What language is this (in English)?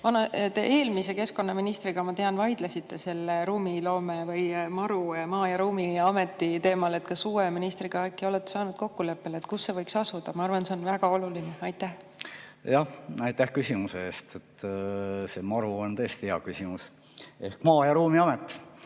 Estonian